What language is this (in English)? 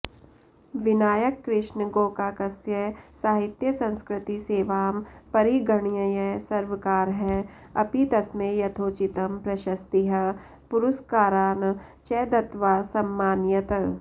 Sanskrit